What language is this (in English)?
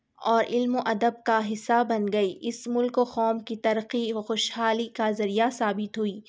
Urdu